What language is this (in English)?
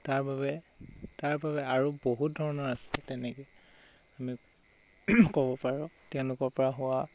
Assamese